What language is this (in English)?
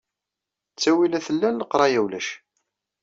Kabyle